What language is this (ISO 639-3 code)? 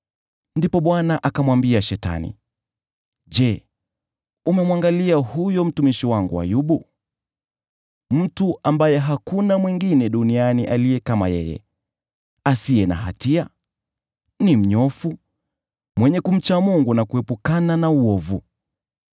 swa